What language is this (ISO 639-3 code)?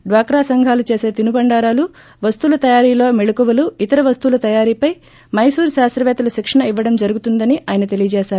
tel